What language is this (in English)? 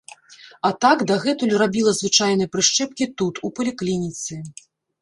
Belarusian